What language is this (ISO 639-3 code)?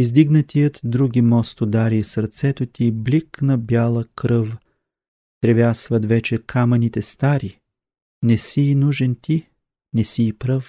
bul